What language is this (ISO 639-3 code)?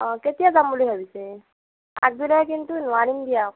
asm